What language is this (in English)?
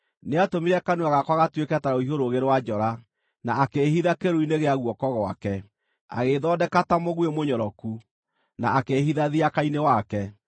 Kikuyu